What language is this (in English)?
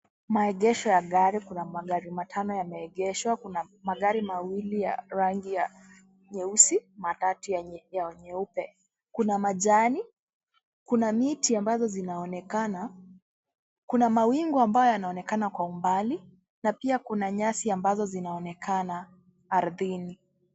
Swahili